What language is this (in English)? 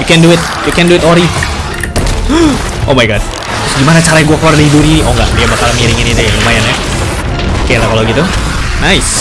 Indonesian